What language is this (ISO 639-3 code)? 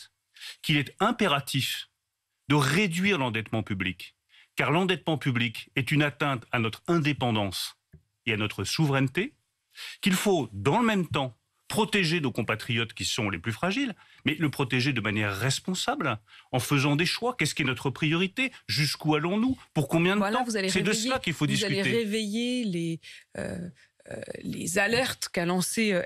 fra